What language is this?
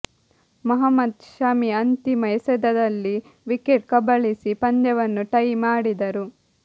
Kannada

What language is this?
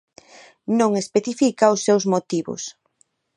Galician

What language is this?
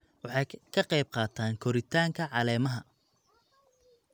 Somali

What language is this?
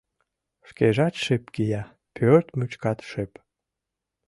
Mari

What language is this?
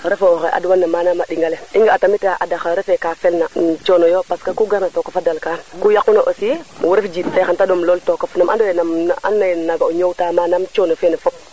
Serer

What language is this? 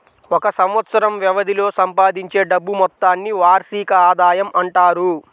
Telugu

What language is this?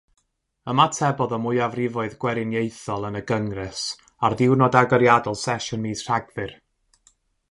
Welsh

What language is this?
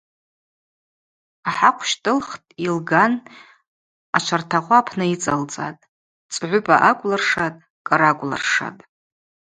Abaza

